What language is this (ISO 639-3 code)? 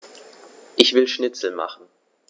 deu